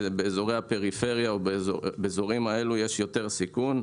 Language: Hebrew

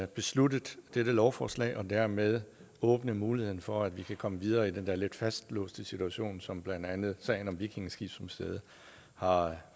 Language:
Danish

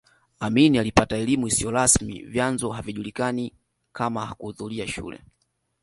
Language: Swahili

